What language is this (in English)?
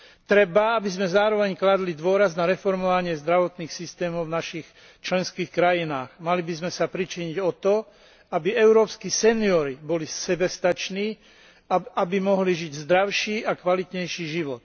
Slovak